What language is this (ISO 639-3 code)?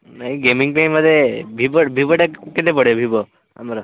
ori